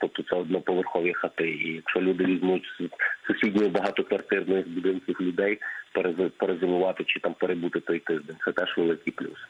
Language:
Ukrainian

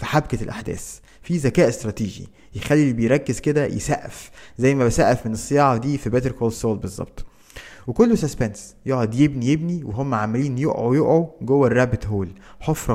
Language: Arabic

